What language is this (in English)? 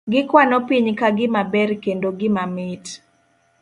Luo (Kenya and Tanzania)